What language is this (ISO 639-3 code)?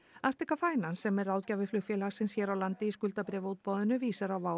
isl